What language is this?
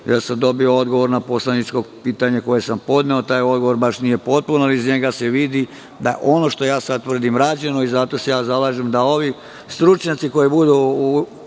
Serbian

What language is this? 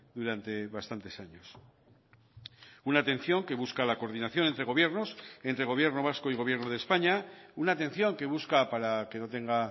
Spanish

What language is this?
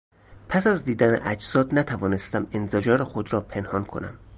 Persian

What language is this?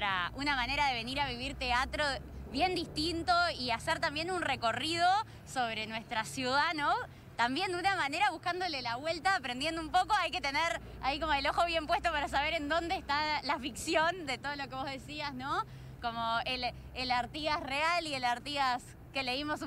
Spanish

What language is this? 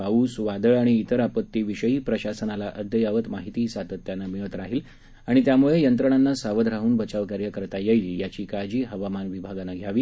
Marathi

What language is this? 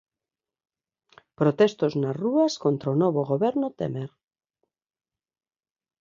Galician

